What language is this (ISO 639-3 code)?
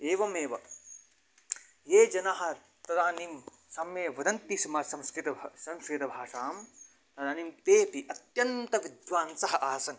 san